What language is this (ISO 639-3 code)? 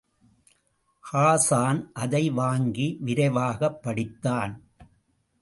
tam